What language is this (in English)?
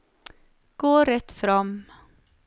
Norwegian